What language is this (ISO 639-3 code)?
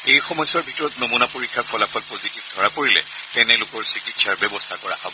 asm